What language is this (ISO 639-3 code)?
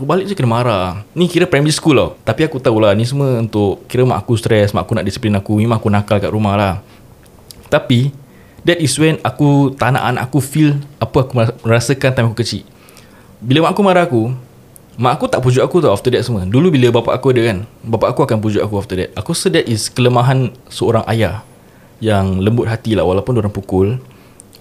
msa